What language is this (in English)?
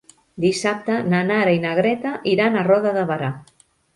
Catalan